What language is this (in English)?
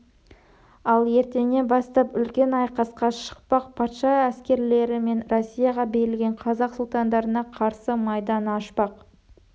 Kazakh